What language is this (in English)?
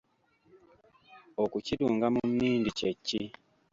Ganda